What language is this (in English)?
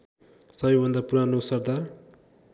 Nepali